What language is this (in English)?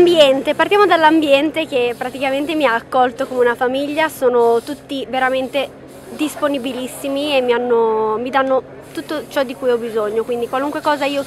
Italian